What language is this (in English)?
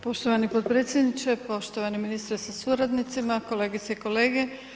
Croatian